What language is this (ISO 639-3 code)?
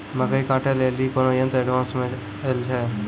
mai